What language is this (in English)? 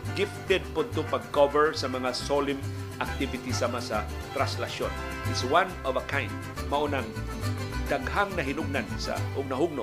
Filipino